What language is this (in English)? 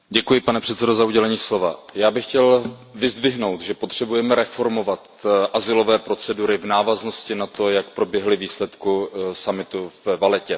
Czech